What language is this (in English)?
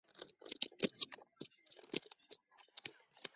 Chinese